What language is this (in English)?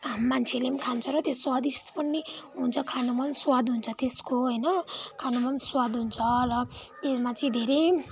Nepali